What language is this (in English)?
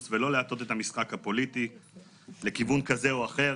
Hebrew